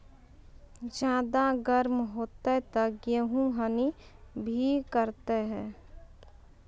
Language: Maithili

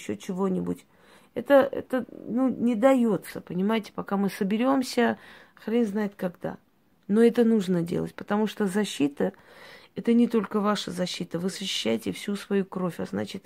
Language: Russian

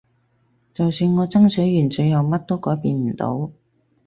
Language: Cantonese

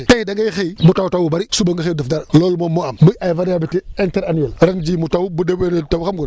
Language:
Wolof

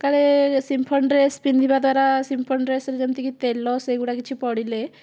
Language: Odia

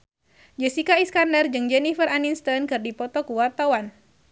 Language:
Sundanese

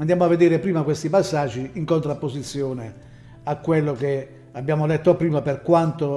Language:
Italian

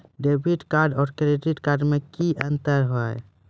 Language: Maithili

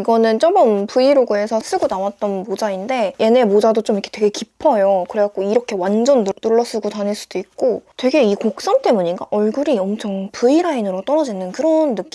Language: Korean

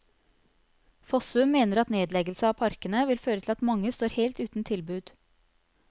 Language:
Norwegian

